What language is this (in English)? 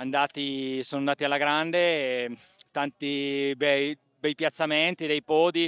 Italian